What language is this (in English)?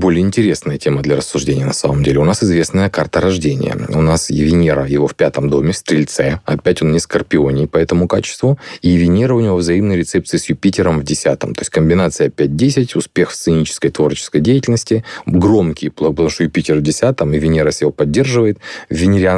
Russian